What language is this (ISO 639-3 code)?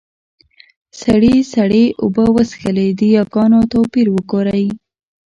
pus